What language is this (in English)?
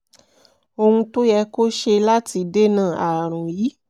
Yoruba